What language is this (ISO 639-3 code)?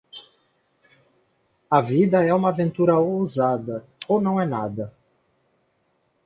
por